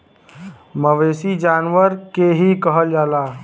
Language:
Bhojpuri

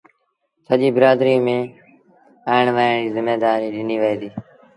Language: Sindhi Bhil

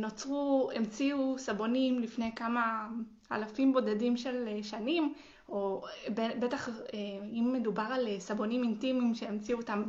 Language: Hebrew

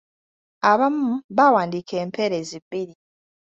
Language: Ganda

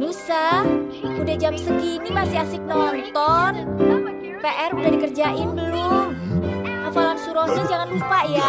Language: Indonesian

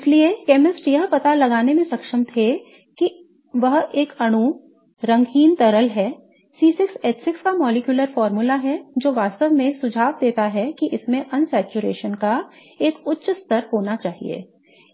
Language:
Hindi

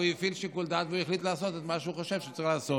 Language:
Hebrew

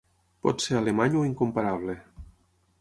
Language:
Catalan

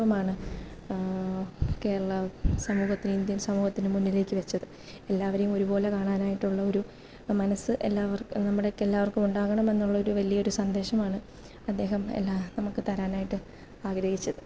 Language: Malayalam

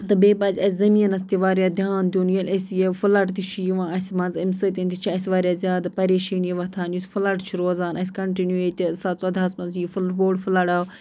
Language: Kashmiri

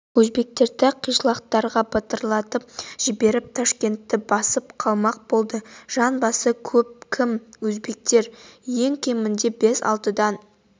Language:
Kazakh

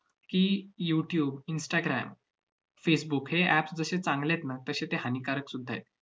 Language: Marathi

